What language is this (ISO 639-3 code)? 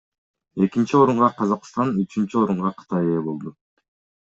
kir